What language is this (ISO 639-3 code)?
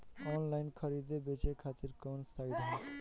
bho